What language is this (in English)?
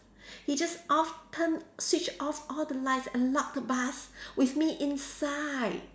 English